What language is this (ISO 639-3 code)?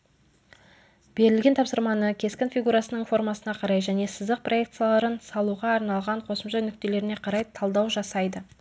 kaz